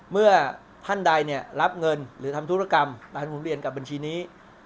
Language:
Thai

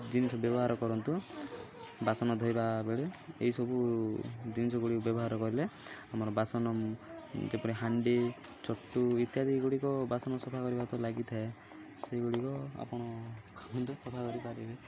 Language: Odia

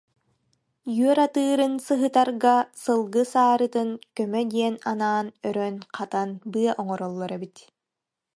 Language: Yakut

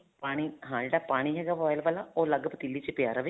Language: Punjabi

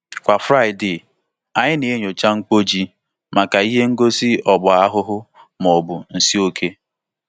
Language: Igbo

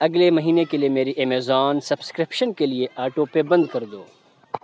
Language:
Urdu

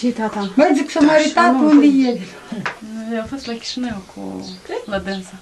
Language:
Romanian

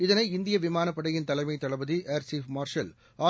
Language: Tamil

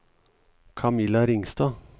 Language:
Norwegian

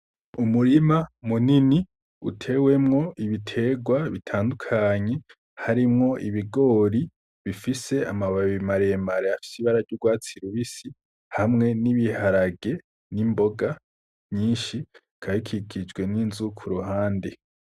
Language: Rundi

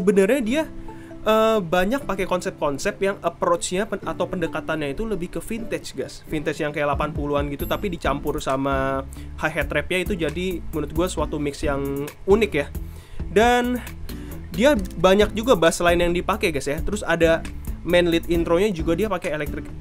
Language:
Indonesian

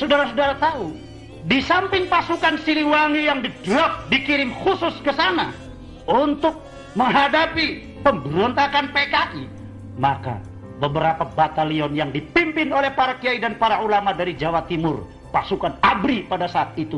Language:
Indonesian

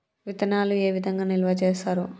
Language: Telugu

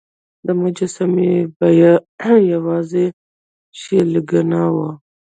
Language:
Pashto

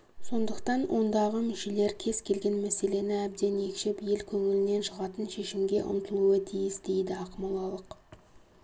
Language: Kazakh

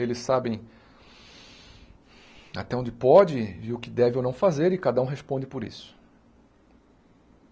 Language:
Portuguese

